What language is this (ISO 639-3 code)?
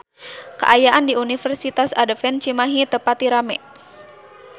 sun